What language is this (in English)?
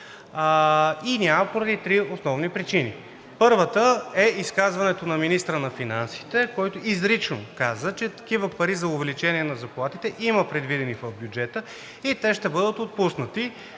Bulgarian